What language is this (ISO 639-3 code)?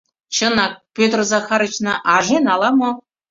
chm